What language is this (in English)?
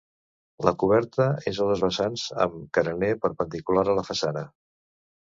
Catalan